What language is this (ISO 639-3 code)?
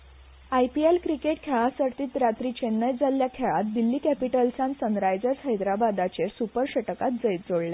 kok